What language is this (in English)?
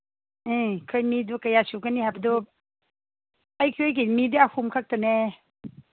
Manipuri